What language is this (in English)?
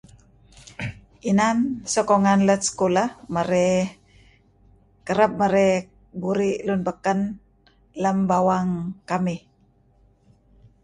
Kelabit